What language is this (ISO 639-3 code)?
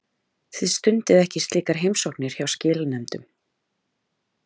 isl